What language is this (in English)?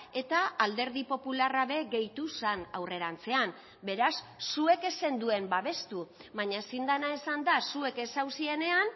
Basque